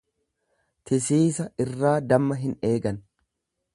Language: Oromo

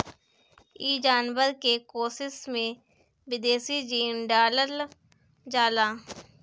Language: Bhojpuri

